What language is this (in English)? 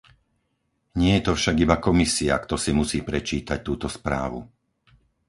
Slovak